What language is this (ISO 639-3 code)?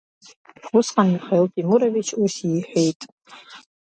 abk